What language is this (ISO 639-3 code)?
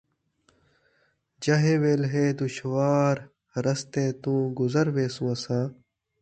skr